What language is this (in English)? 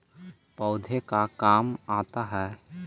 Magahi